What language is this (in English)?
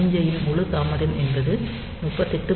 Tamil